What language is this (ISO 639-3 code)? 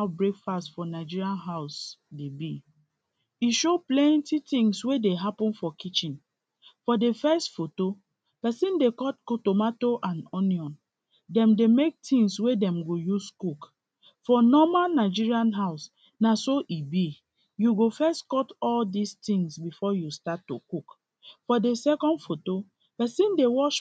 pcm